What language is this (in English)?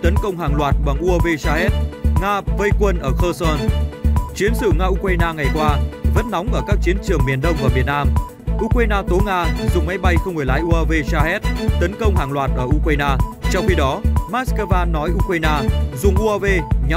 Vietnamese